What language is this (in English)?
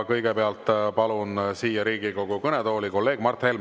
Estonian